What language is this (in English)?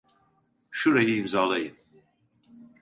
Turkish